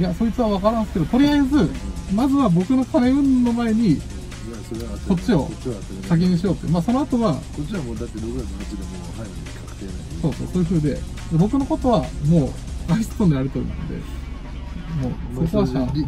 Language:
Japanese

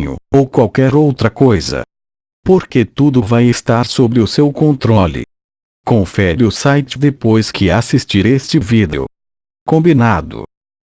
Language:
Portuguese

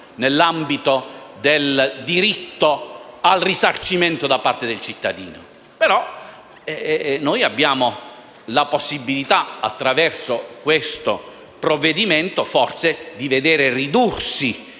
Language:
Italian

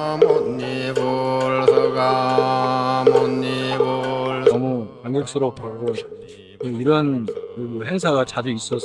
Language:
Korean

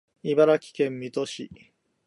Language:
Japanese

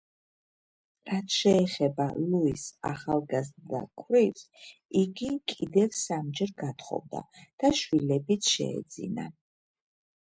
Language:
Georgian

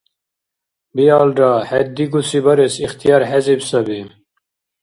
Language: Dargwa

